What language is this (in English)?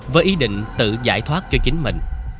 Vietnamese